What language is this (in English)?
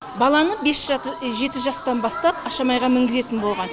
Kazakh